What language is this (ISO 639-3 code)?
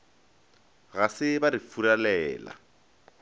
nso